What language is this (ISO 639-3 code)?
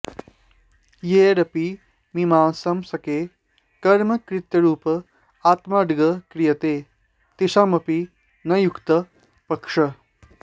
san